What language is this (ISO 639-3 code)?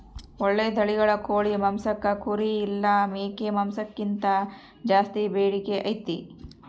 kan